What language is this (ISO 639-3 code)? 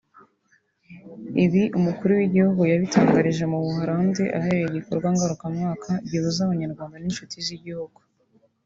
kin